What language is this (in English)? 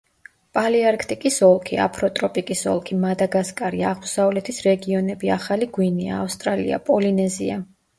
Georgian